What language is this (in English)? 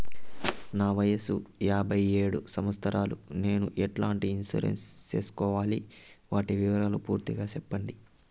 Telugu